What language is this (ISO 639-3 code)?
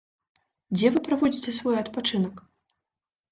bel